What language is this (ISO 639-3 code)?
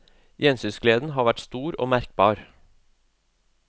nor